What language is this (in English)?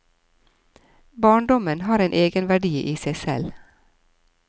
Norwegian